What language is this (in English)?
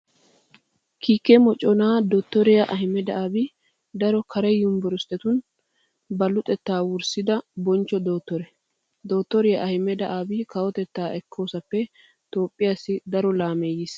Wolaytta